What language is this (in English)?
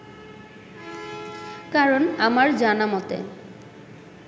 Bangla